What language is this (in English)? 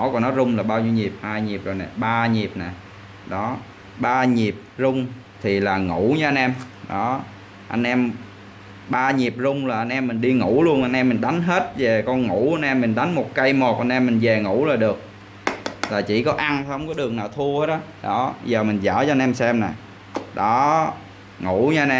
Vietnamese